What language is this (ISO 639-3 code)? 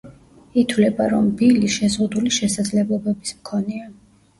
kat